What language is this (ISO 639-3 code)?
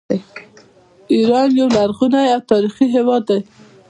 pus